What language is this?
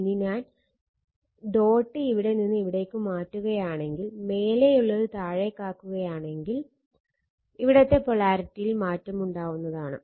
Malayalam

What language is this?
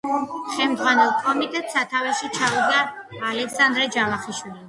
Georgian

